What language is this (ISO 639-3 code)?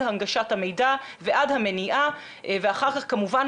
heb